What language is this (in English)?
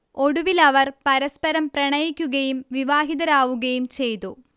Malayalam